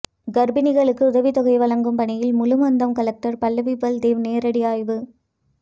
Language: Tamil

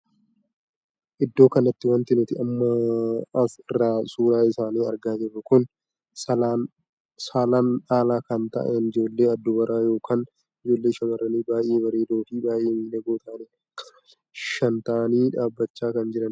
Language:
Oromo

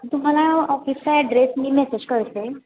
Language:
Marathi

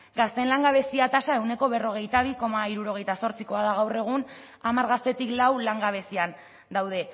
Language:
Basque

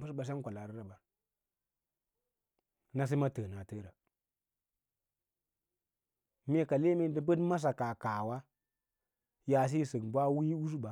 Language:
Lala-Roba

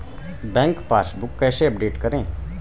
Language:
Hindi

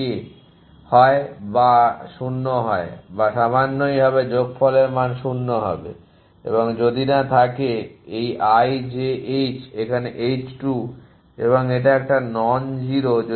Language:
Bangla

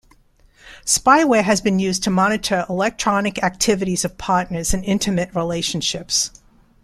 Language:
English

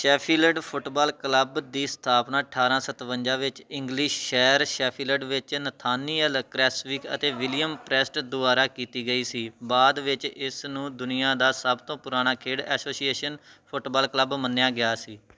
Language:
Punjabi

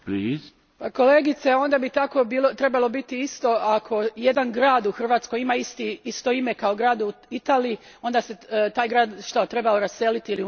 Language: Croatian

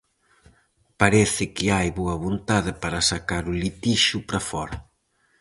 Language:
Galician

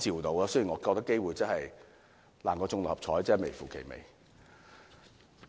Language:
Cantonese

